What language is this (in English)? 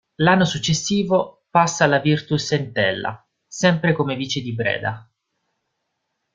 Italian